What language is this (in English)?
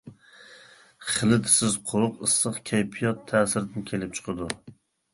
Uyghur